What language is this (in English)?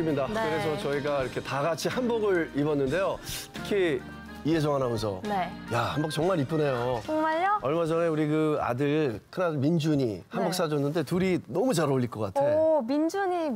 Korean